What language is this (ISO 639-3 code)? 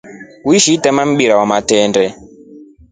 rof